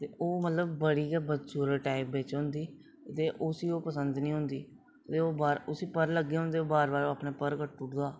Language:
Dogri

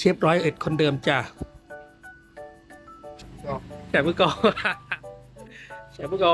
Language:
Thai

